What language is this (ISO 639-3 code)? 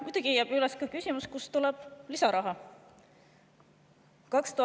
est